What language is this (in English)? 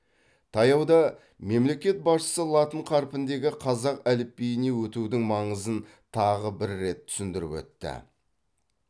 Kazakh